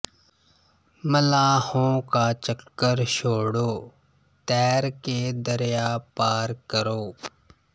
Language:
Punjabi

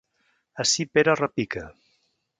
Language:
Catalan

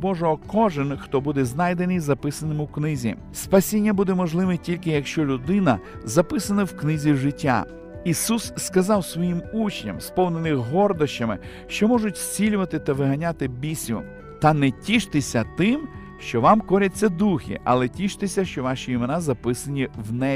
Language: Ukrainian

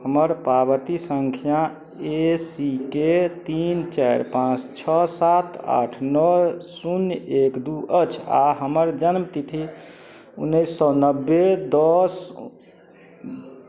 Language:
Maithili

